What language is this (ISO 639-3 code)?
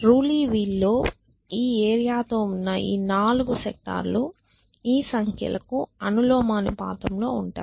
tel